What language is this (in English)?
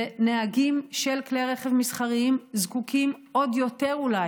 Hebrew